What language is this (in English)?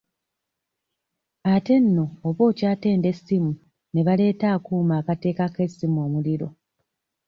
Ganda